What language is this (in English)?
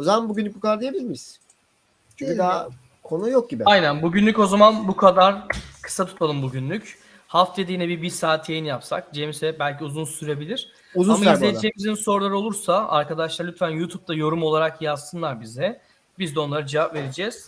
Turkish